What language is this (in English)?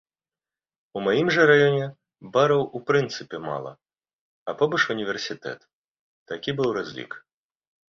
Belarusian